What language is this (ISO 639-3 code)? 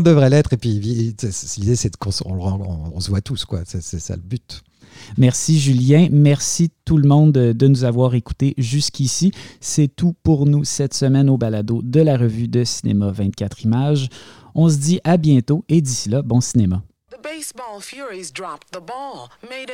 fra